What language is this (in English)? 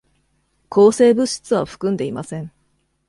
Japanese